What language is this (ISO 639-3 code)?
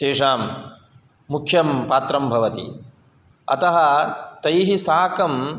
san